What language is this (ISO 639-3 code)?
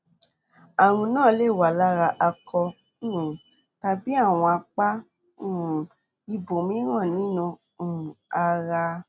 yor